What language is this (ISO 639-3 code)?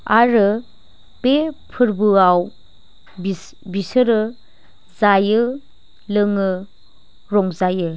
brx